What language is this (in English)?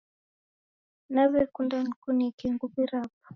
Taita